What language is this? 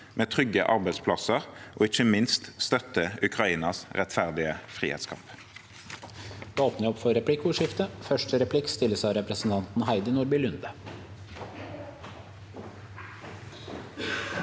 Norwegian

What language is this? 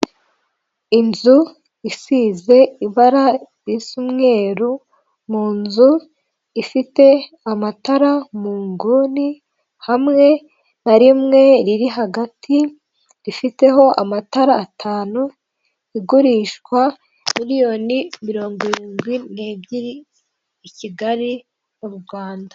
Kinyarwanda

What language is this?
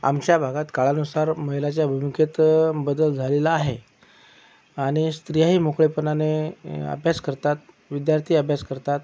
Marathi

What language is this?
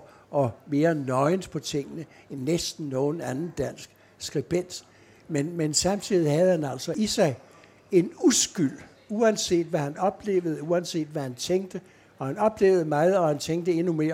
Danish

